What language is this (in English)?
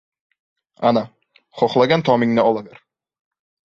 Uzbek